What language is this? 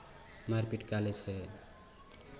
Maithili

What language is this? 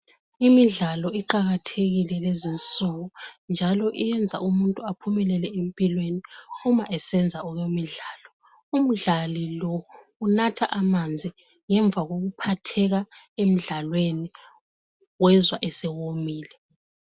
North Ndebele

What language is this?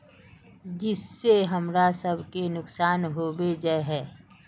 Magahi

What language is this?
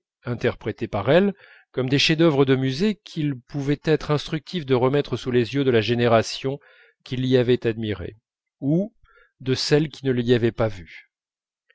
French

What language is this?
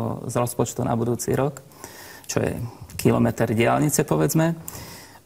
Slovak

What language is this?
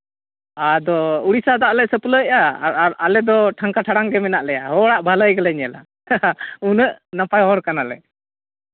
Santali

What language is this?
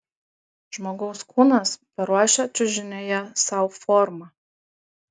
Lithuanian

